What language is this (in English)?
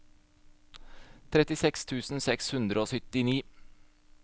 Norwegian